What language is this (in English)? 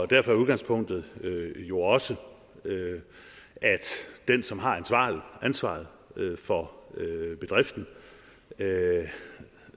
Danish